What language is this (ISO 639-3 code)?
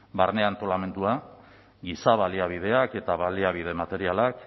eus